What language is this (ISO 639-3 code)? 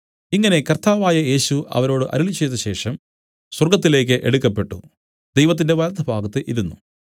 mal